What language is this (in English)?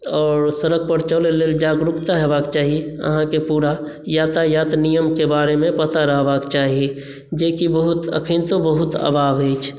Maithili